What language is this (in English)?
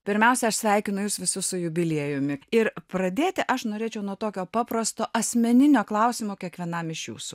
Lithuanian